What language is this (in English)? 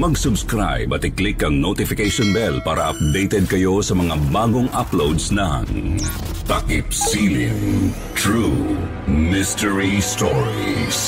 Filipino